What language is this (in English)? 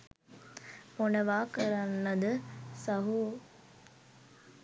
Sinhala